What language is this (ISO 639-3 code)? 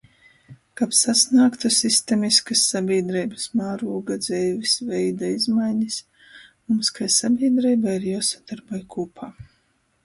ltg